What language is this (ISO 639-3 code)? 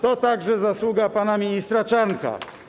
pol